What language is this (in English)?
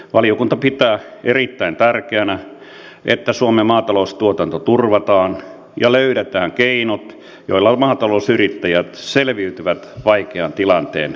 Finnish